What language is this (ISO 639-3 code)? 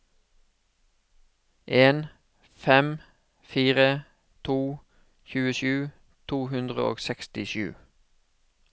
nor